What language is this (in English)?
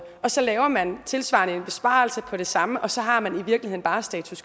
Danish